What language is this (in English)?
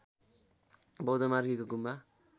Nepali